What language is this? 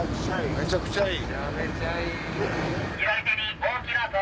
Japanese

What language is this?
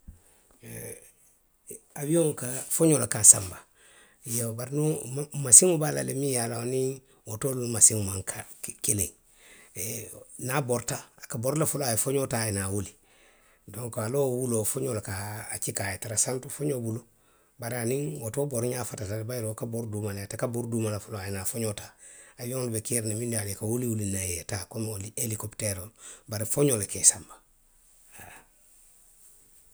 Western Maninkakan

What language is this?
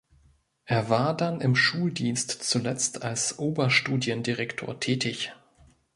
German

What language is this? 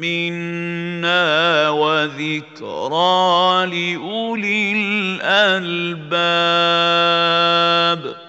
Arabic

